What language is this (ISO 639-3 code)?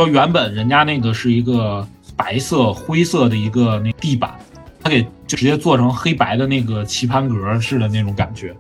zho